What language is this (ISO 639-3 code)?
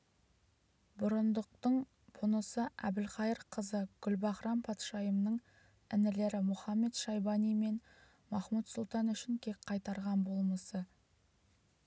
kaz